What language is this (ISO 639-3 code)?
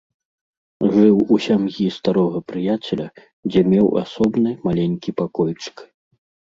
bel